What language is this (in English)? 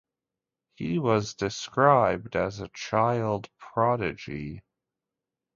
English